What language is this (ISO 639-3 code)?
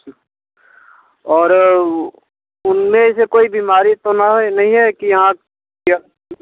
hin